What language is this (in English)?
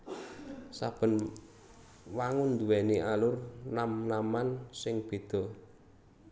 Javanese